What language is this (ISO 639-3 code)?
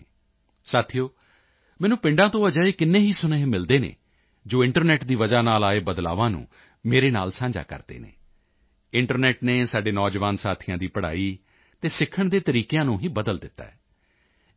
pan